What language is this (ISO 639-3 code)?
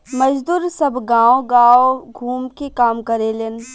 bho